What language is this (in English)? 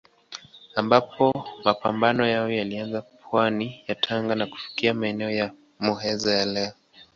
Swahili